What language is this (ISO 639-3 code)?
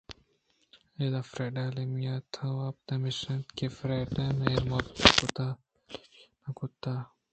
bgp